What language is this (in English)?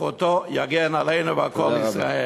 Hebrew